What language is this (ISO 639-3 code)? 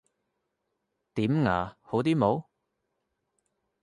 yue